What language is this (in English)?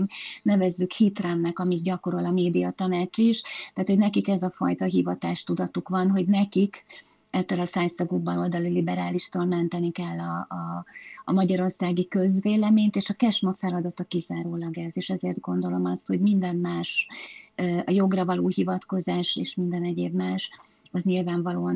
Hungarian